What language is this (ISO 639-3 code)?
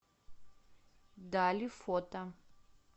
rus